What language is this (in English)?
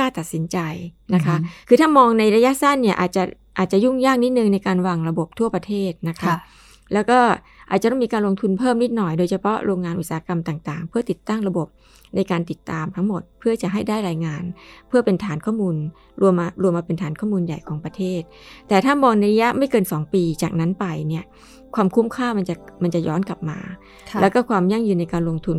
Thai